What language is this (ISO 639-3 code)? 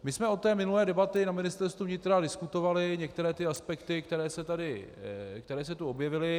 ces